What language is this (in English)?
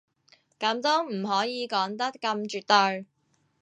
Cantonese